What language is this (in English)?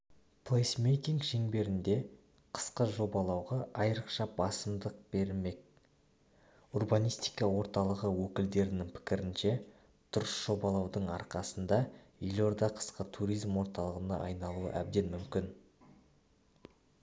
Kazakh